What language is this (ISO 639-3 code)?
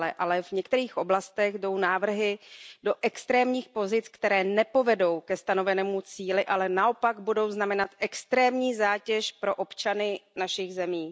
ces